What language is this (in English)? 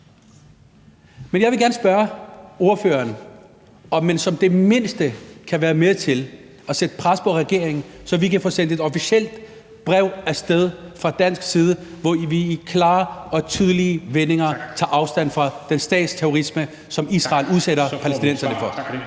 Danish